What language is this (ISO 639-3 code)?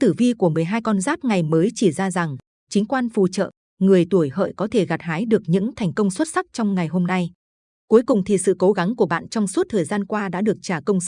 vie